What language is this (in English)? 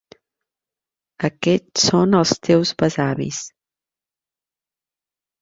Catalan